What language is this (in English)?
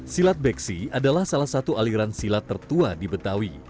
Indonesian